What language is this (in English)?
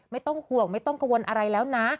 Thai